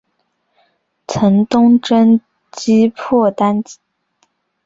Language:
Chinese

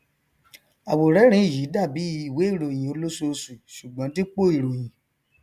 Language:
Yoruba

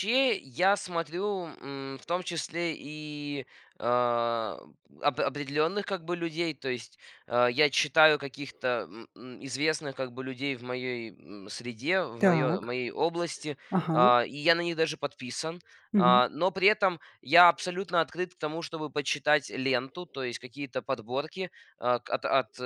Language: Russian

